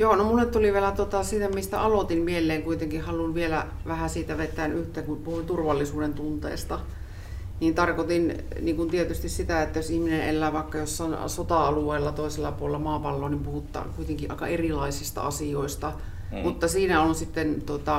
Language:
Finnish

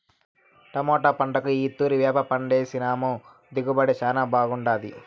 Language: Telugu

